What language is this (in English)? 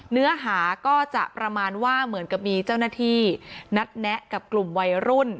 Thai